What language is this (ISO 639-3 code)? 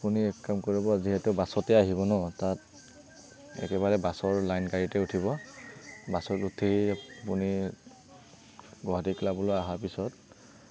asm